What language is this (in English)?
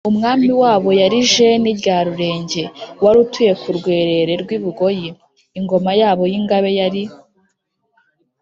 Kinyarwanda